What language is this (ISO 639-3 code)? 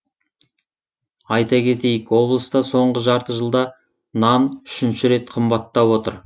kaz